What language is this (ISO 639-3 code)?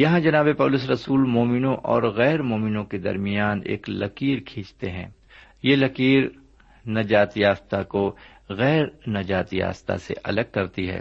urd